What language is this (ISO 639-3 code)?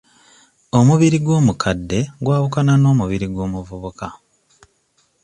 lug